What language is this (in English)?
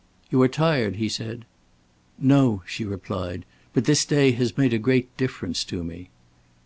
English